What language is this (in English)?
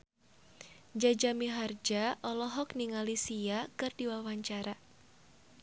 Sundanese